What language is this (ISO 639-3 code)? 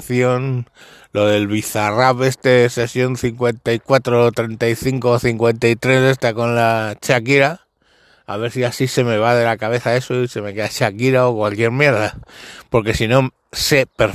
spa